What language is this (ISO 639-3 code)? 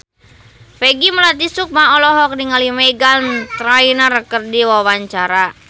sun